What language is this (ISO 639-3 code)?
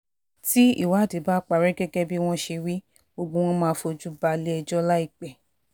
yor